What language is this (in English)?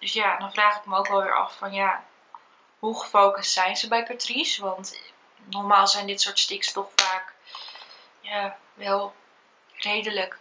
Dutch